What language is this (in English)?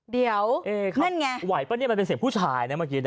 Thai